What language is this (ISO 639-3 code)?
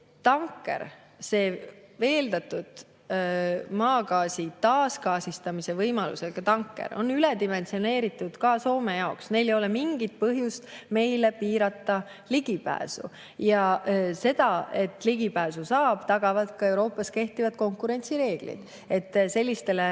est